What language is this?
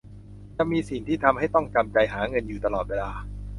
Thai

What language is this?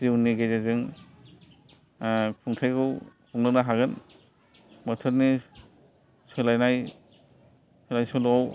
Bodo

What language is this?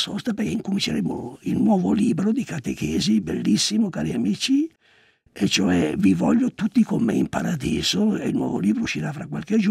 Italian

